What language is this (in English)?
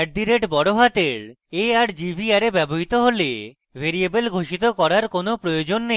Bangla